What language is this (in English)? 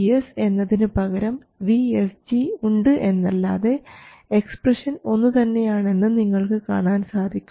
Malayalam